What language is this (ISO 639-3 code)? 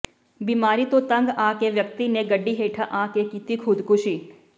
pan